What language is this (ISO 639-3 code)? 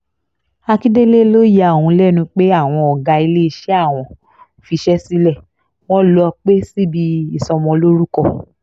yor